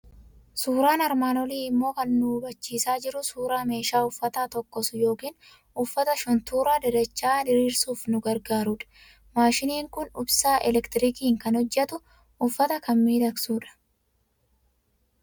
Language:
Oromo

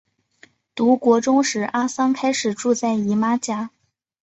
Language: Chinese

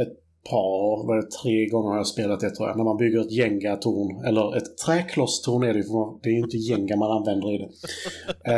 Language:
Swedish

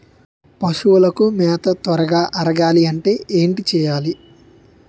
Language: Telugu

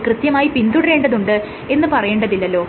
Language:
Malayalam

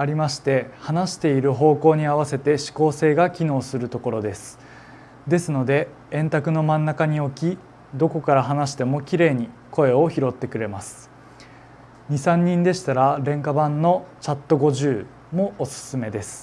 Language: Japanese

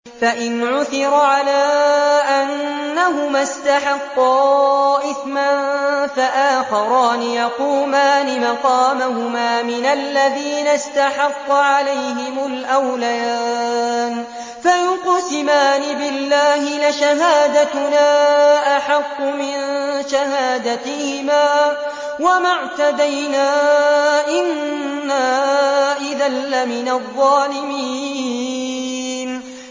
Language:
Arabic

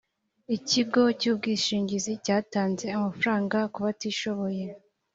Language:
Kinyarwanda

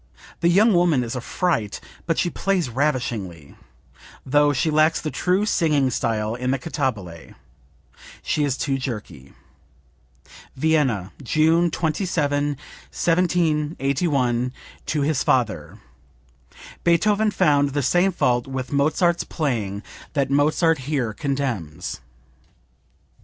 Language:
English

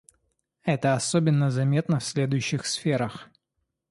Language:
Russian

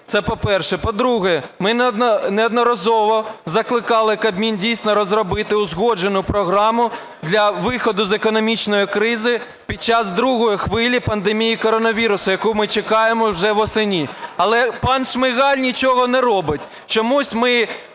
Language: Ukrainian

